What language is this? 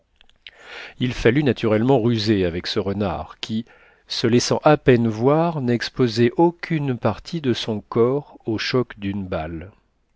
French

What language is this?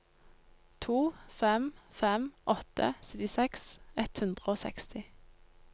Norwegian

